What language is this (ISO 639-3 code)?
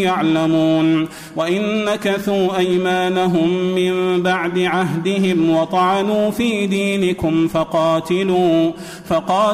ara